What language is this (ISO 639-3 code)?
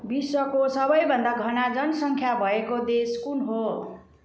nep